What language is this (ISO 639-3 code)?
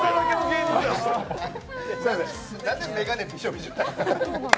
jpn